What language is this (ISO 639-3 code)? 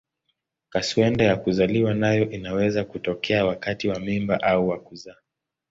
swa